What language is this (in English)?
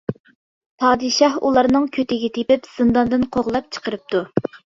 Uyghur